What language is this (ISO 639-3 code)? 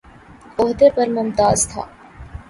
urd